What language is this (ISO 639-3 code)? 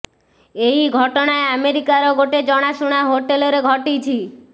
ori